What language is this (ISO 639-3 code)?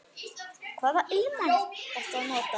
isl